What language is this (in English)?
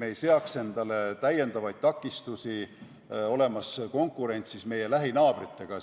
Estonian